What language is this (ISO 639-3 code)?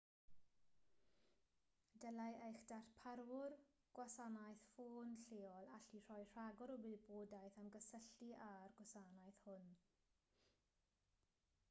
cym